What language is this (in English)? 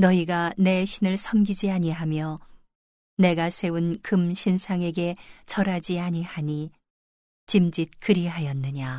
Korean